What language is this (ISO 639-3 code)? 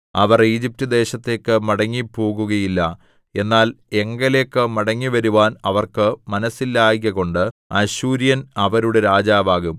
mal